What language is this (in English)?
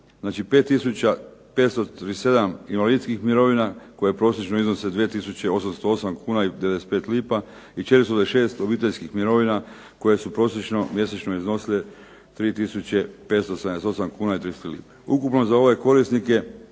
Croatian